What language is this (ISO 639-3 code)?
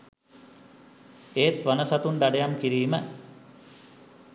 sin